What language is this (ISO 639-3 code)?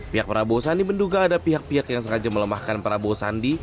ind